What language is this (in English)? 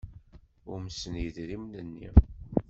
Kabyle